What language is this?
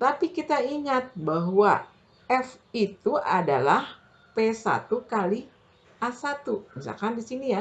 Indonesian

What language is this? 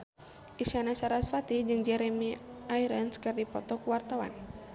Sundanese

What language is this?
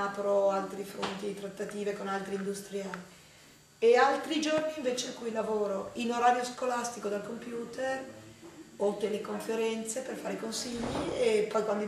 Italian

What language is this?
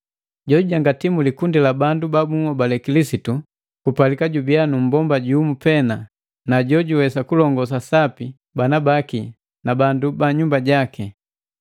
Matengo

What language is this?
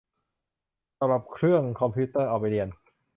Thai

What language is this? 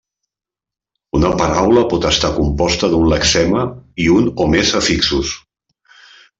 Catalan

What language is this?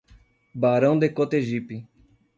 Portuguese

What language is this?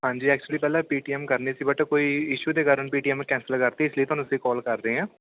Punjabi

